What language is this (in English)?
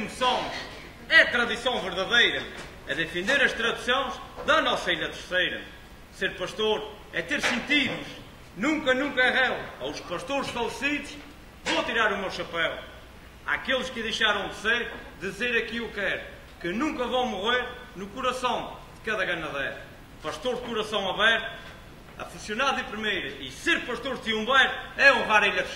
Portuguese